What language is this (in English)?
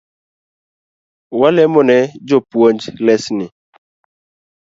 Luo (Kenya and Tanzania)